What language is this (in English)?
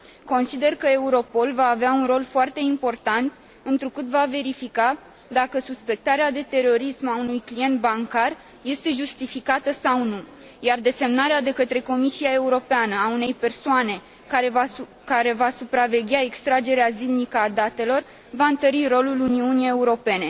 Romanian